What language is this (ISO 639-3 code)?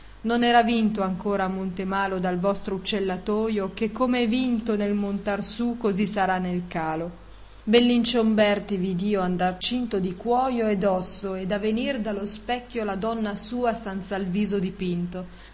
ita